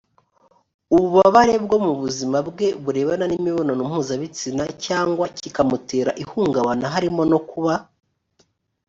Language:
Kinyarwanda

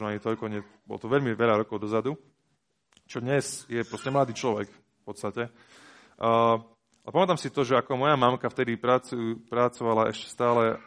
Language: Slovak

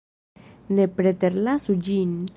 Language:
Esperanto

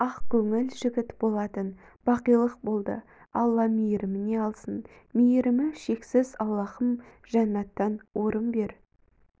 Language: Kazakh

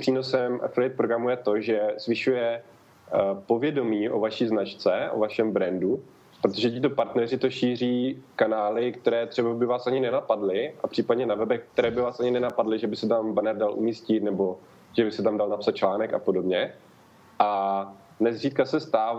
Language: Czech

